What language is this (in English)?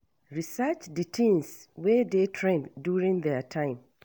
Nigerian Pidgin